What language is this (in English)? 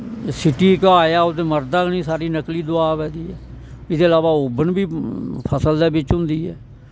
Dogri